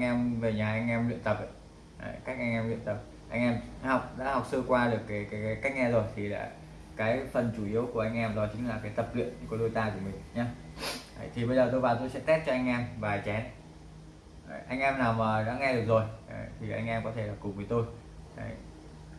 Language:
Vietnamese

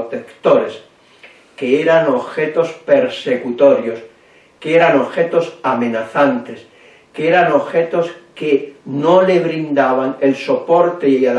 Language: Spanish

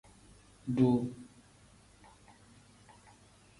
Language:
Tem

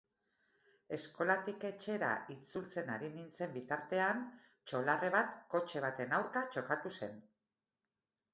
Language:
Basque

